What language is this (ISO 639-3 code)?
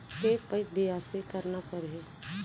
hne